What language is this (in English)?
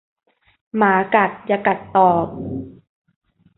Thai